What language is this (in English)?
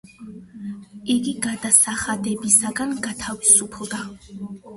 Georgian